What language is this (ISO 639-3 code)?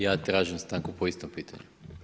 hrv